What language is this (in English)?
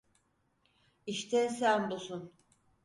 Turkish